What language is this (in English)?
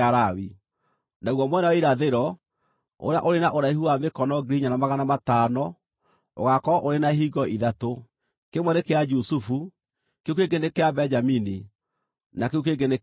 Kikuyu